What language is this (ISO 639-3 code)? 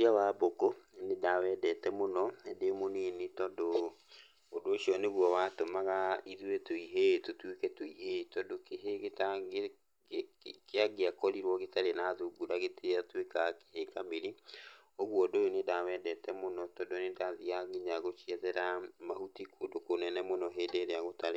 kik